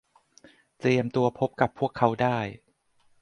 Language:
Thai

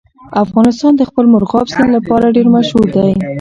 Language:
Pashto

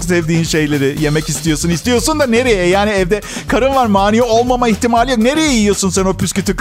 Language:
Turkish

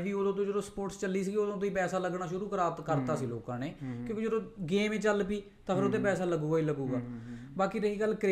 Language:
Punjabi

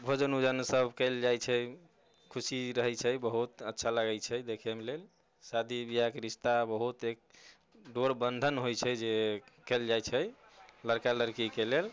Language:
Maithili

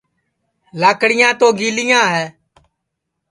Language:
Sansi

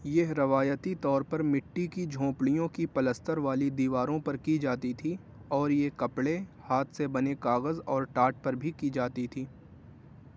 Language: Urdu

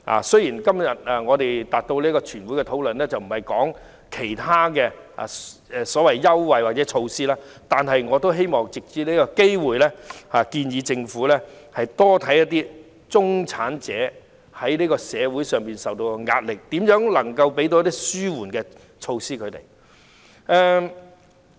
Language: Cantonese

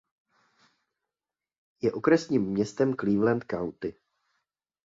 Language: Czech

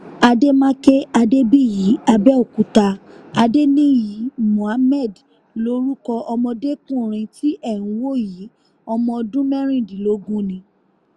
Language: Yoruba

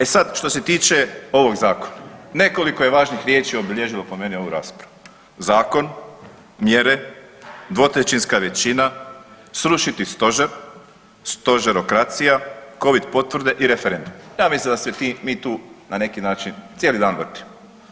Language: Croatian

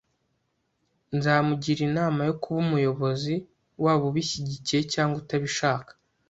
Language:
Kinyarwanda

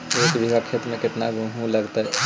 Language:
Magahi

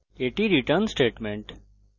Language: Bangla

